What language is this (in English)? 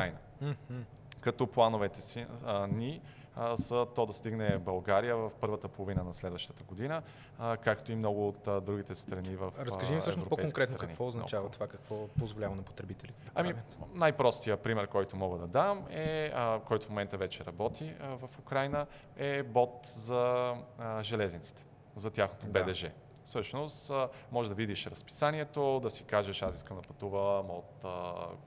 Bulgarian